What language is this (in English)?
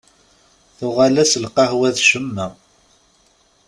Kabyle